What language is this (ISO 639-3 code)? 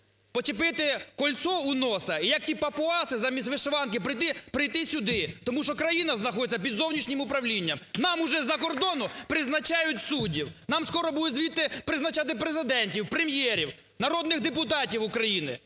ukr